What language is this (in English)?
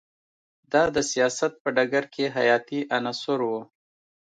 Pashto